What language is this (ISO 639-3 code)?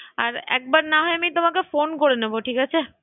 ben